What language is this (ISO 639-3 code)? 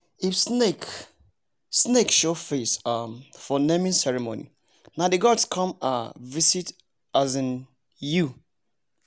pcm